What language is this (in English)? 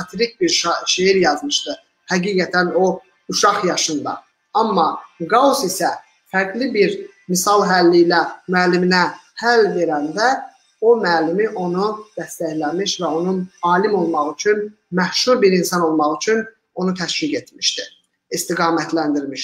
Turkish